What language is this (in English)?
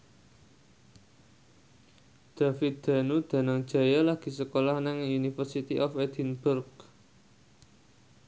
Javanese